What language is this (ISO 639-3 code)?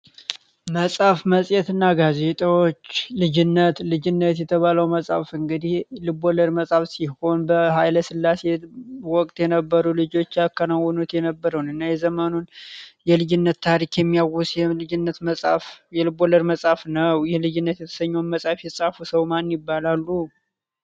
amh